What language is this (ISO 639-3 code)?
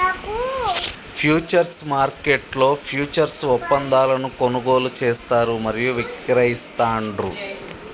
tel